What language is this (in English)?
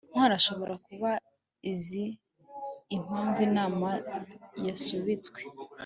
Kinyarwanda